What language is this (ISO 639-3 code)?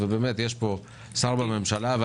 heb